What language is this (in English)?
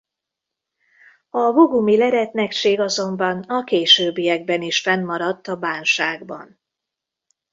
Hungarian